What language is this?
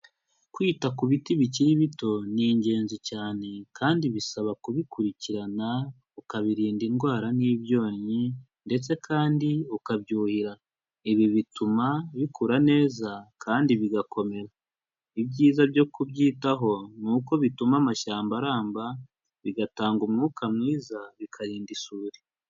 Kinyarwanda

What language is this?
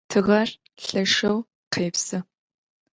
Adyghe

